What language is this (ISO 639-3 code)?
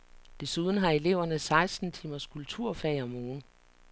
dan